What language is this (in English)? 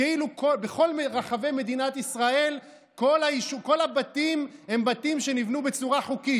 Hebrew